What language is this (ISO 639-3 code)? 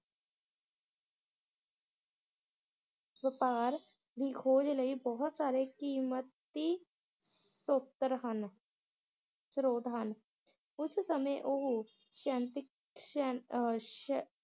pan